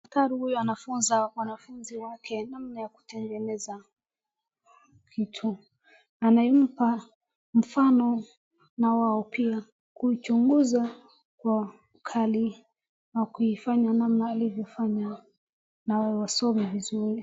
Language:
Swahili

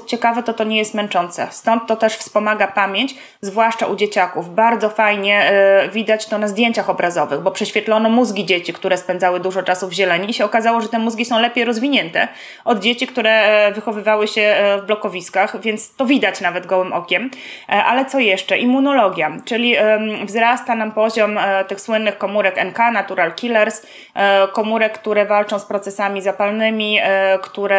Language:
Polish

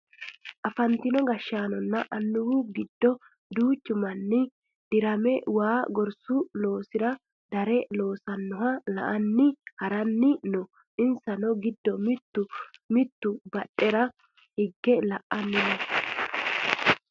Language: Sidamo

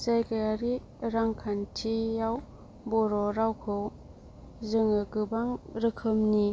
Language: Bodo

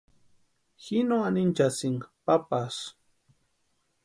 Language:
Western Highland Purepecha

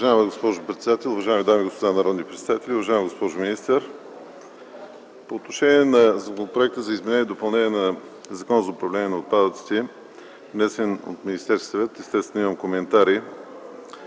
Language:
Bulgarian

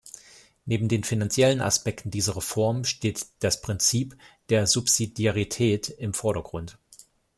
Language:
German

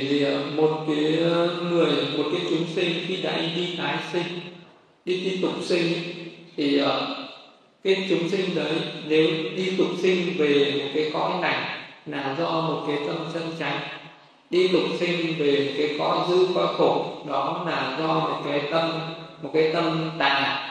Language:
Vietnamese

